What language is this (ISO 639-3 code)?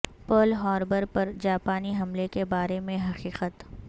urd